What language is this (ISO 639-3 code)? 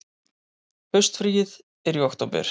isl